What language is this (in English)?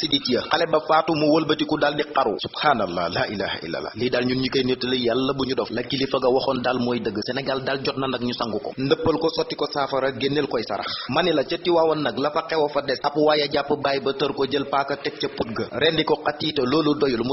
French